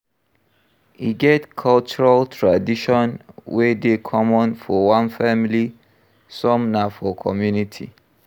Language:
Nigerian Pidgin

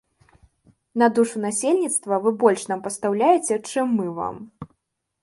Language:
Belarusian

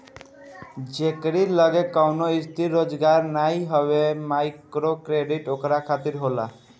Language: Bhojpuri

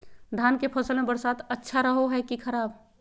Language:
Magahi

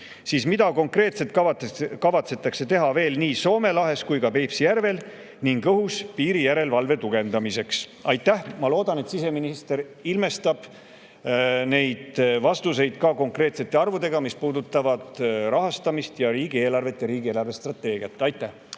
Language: Estonian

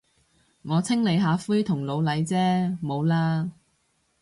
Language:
Cantonese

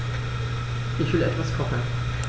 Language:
German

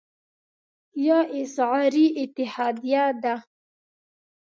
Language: Pashto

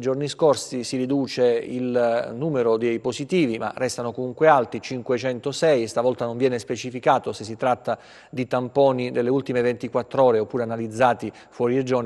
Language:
Italian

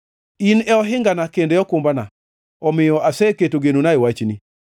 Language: Luo (Kenya and Tanzania)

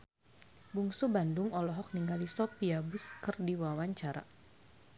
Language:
Sundanese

